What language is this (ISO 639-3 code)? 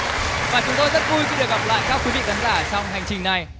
vie